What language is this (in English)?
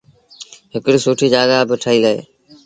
Sindhi Bhil